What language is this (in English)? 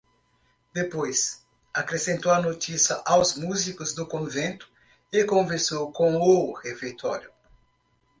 Portuguese